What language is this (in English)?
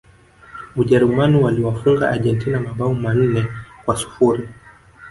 Swahili